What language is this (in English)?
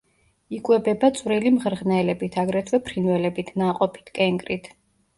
Georgian